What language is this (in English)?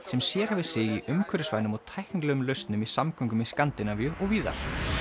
Icelandic